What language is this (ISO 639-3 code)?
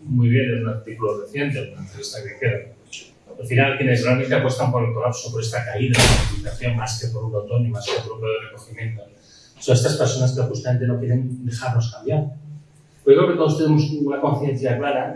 spa